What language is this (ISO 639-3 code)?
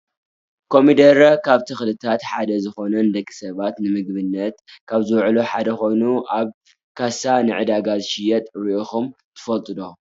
tir